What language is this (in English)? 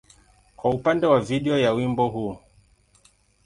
Swahili